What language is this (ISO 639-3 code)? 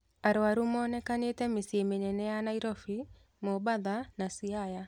kik